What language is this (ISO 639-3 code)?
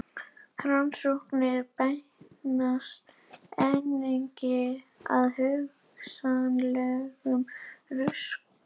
isl